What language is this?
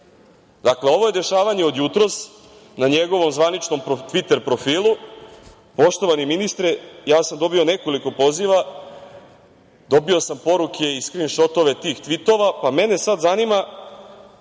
Serbian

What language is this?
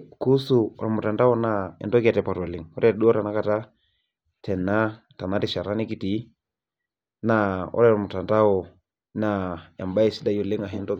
Masai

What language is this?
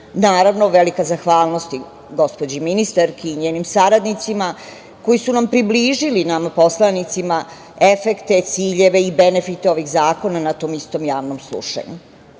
Serbian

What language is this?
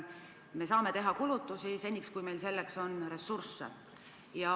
Estonian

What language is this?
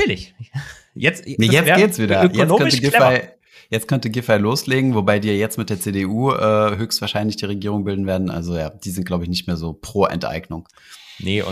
German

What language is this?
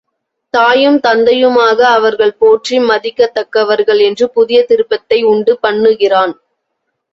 Tamil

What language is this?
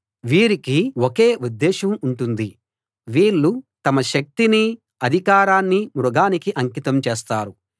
Telugu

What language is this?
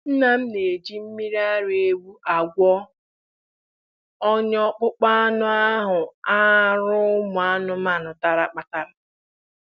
Igbo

